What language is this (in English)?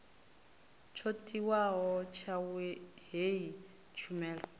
Venda